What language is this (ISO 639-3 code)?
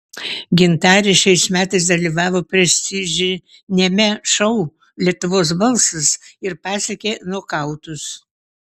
lit